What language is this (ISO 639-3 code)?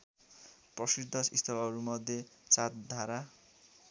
nep